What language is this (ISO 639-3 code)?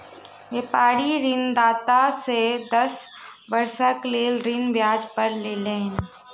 mai